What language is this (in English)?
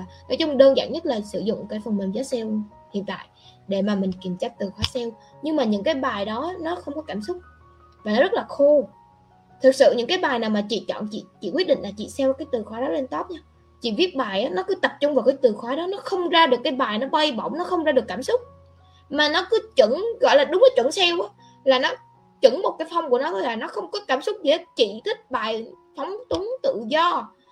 Vietnamese